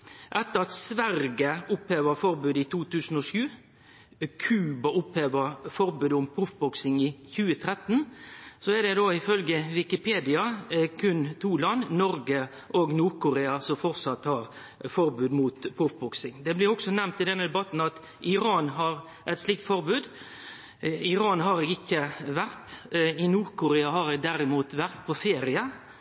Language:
Norwegian Nynorsk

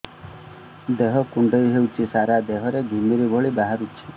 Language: Odia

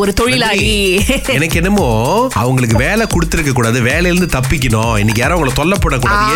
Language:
Tamil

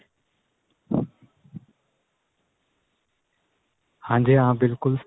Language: Punjabi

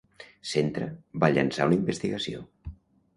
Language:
Catalan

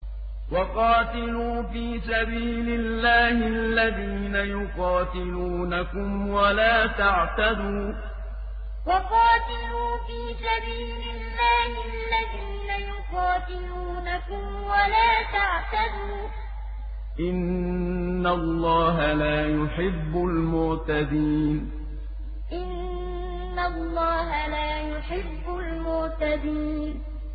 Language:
Arabic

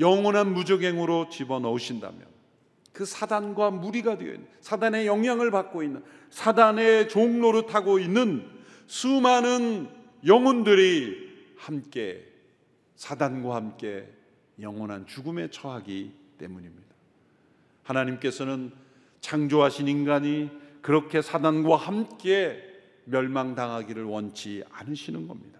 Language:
Korean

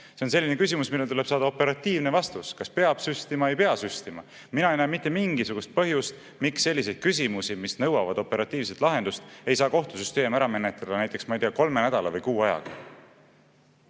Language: Estonian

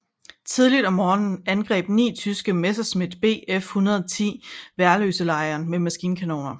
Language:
Danish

